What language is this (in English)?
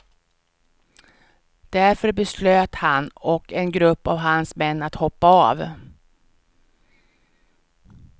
Swedish